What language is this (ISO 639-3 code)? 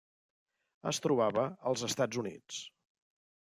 cat